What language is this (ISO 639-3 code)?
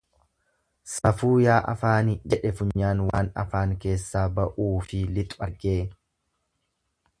orm